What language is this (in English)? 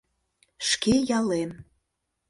Mari